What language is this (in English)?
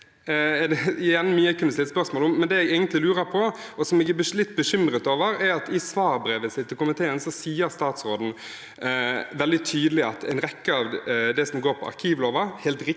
Norwegian